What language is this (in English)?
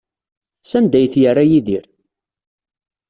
Kabyle